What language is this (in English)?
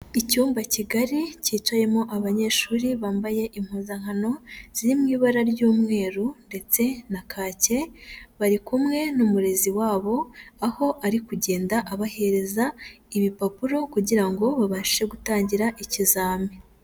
Kinyarwanda